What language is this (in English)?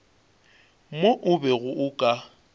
Northern Sotho